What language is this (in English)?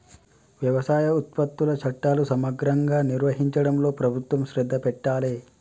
Telugu